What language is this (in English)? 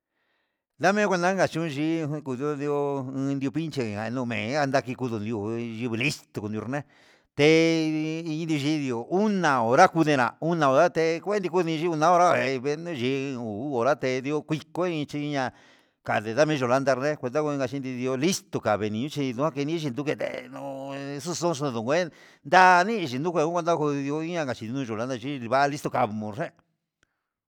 Huitepec Mixtec